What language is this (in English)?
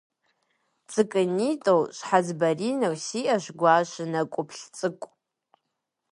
Kabardian